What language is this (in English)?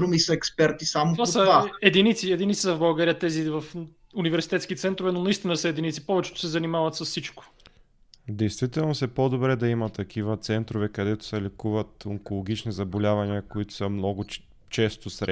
Bulgarian